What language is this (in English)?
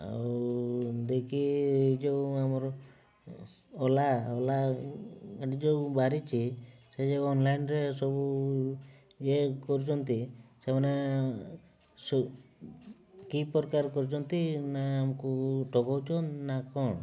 Odia